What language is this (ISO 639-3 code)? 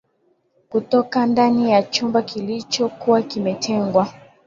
swa